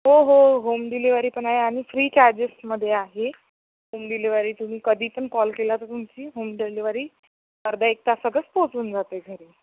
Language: Marathi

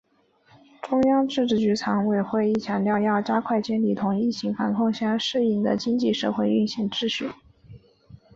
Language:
Chinese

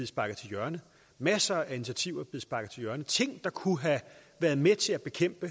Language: Danish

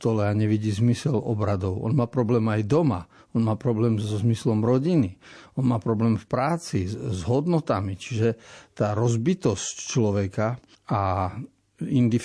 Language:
Slovak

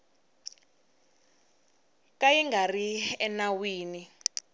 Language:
Tsonga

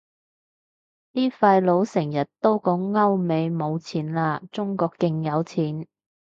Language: Cantonese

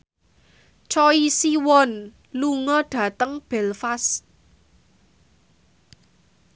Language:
Javanese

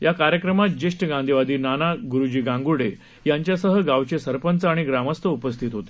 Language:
Marathi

